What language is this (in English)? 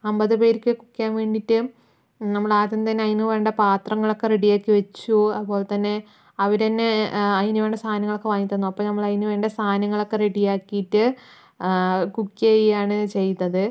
Malayalam